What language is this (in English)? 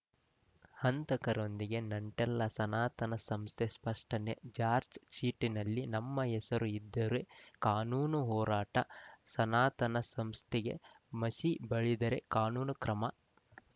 Kannada